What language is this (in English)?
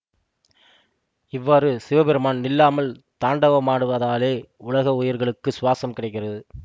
Tamil